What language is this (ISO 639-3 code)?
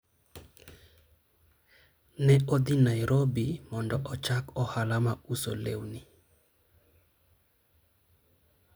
luo